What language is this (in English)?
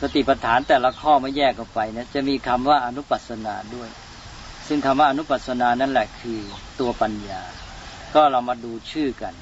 Thai